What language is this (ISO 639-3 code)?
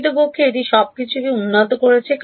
ben